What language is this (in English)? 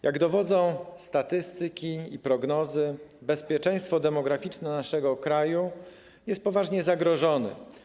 Polish